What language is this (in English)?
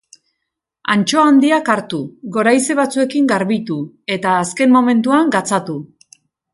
Basque